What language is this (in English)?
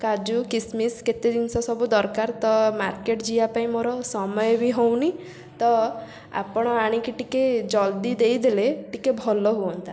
Odia